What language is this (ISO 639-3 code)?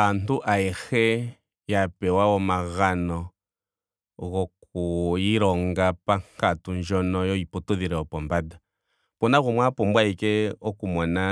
ndo